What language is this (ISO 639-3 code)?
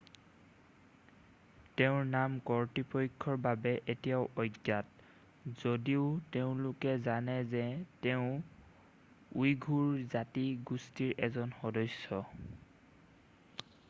asm